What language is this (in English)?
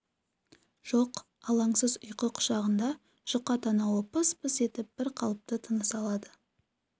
Kazakh